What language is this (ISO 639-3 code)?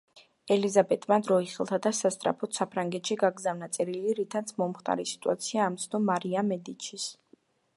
kat